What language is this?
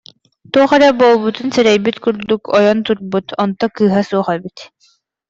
Yakut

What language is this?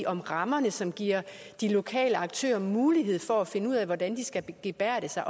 Danish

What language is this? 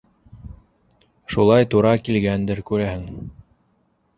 Bashkir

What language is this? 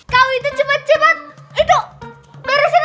Indonesian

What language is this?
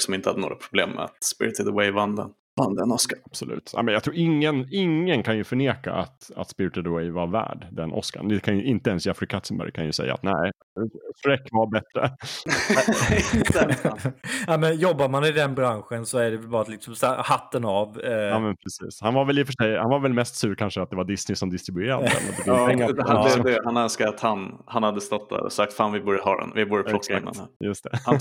Swedish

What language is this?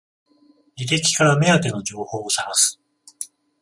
Japanese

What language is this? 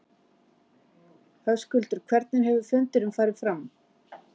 Icelandic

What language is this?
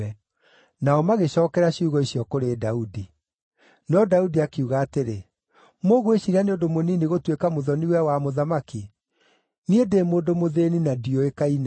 Kikuyu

